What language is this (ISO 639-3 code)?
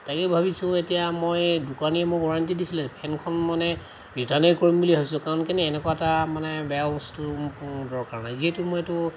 asm